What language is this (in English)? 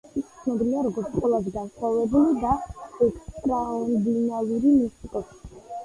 Georgian